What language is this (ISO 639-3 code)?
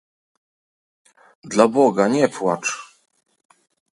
pol